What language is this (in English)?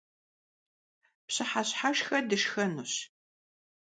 Kabardian